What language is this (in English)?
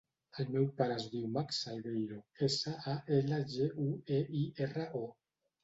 Catalan